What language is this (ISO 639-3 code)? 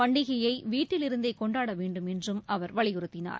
tam